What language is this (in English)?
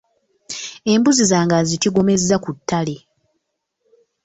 Ganda